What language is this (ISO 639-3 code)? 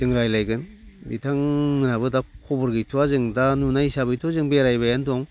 brx